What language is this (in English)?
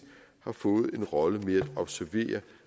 Danish